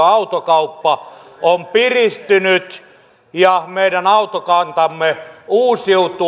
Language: Finnish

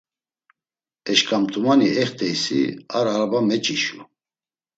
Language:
Laz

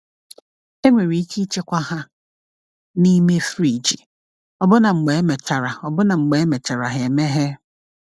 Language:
Igbo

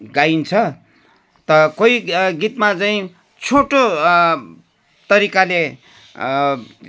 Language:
Nepali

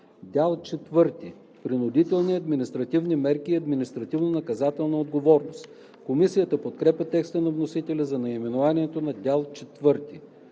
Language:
Bulgarian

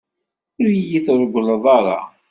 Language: Kabyle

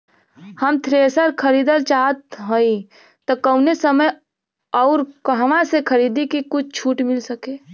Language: Bhojpuri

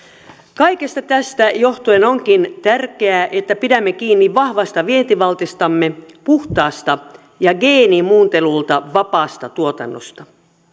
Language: Finnish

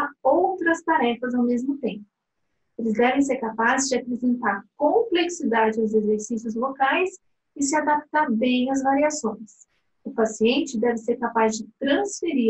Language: Portuguese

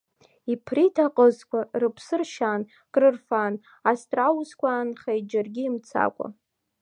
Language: Abkhazian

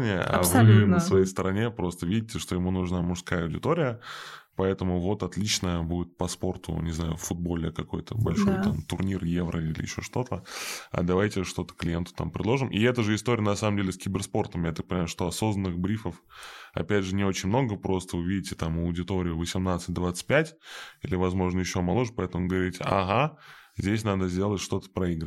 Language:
Russian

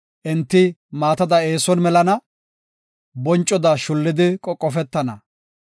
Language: Gofa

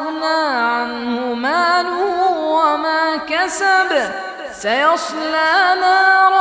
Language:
Arabic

